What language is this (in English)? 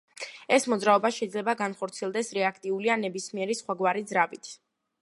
Georgian